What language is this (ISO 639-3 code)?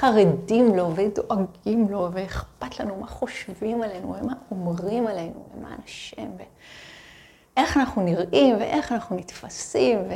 heb